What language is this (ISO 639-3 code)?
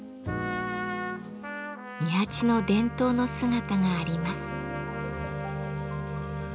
jpn